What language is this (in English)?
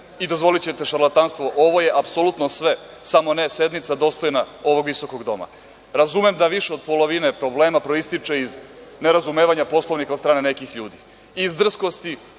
Serbian